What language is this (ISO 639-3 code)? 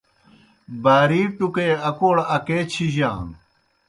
plk